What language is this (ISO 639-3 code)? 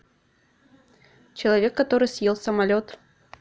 rus